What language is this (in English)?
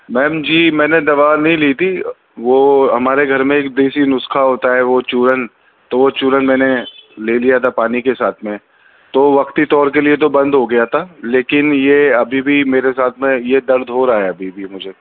Urdu